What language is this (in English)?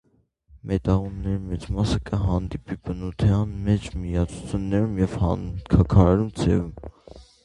Armenian